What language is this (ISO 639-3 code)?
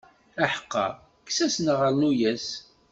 kab